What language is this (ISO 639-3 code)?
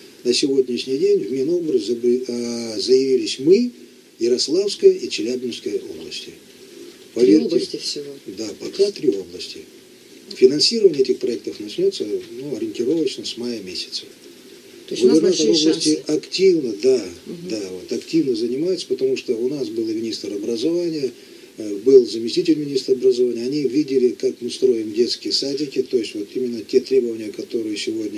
rus